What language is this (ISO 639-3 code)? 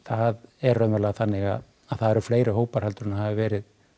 isl